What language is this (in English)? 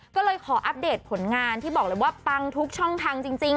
Thai